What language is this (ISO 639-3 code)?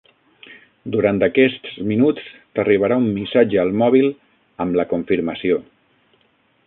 cat